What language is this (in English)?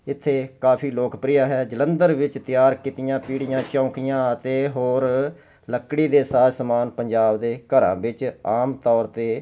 Punjabi